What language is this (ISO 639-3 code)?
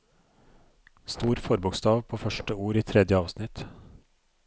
nor